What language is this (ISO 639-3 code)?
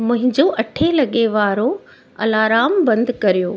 snd